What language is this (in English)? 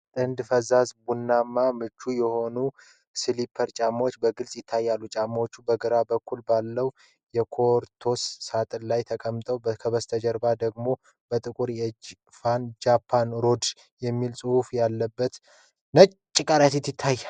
Amharic